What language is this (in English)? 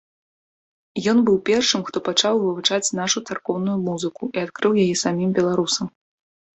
Belarusian